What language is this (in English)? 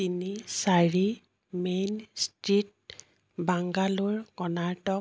Assamese